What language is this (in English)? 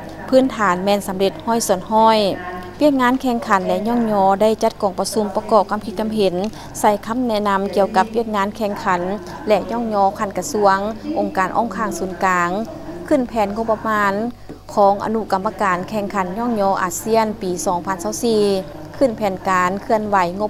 Thai